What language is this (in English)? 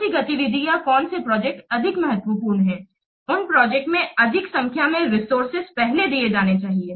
Hindi